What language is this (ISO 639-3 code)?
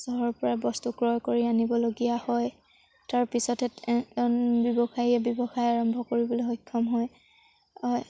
asm